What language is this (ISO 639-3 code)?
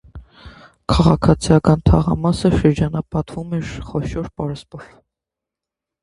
hye